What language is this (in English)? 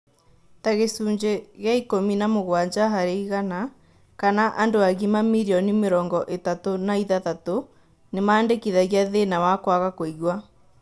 Kikuyu